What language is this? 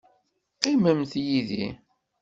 Kabyle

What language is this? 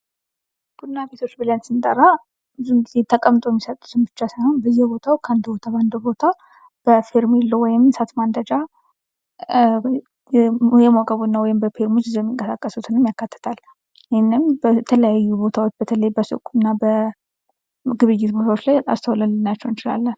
Amharic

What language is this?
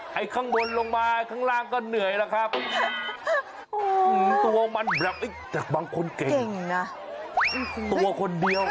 Thai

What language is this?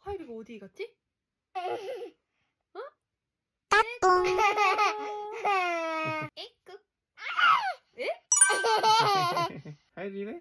Korean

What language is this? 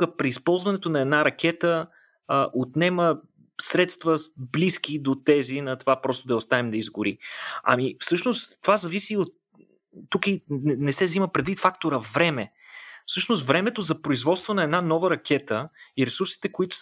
Bulgarian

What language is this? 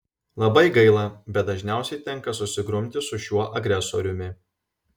Lithuanian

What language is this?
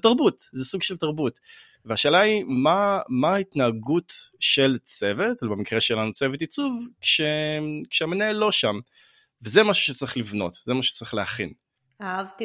Hebrew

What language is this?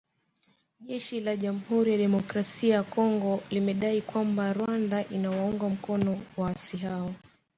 Swahili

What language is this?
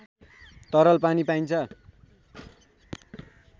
Nepali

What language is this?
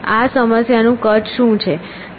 Gujarati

